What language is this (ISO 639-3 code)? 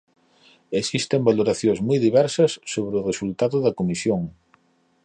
glg